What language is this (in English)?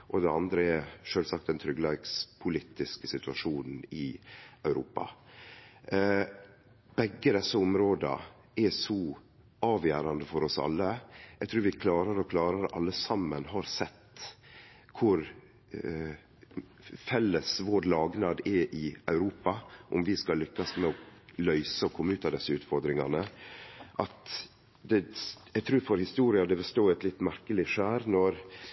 Norwegian Nynorsk